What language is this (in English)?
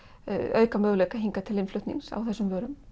Icelandic